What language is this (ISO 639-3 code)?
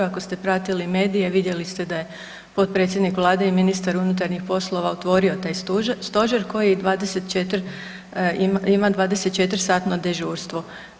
hrv